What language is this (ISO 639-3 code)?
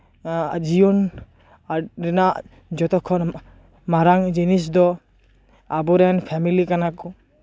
sat